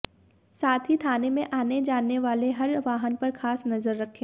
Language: Hindi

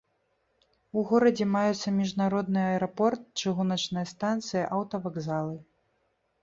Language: Belarusian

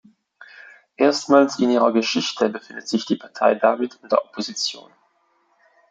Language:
German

